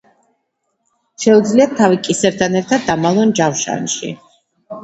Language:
Georgian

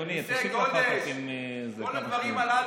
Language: Hebrew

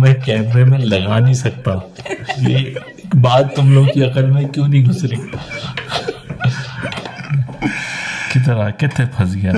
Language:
Urdu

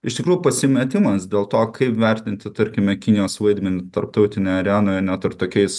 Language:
Lithuanian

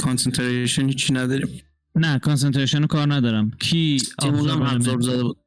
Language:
Persian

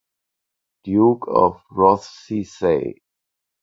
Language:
German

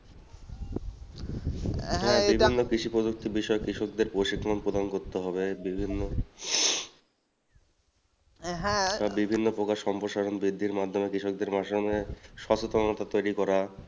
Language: Bangla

